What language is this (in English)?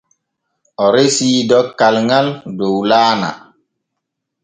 Borgu Fulfulde